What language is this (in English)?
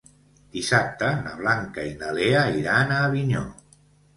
Catalan